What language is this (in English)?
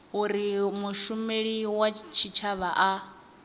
Venda